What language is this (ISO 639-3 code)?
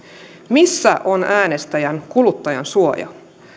fin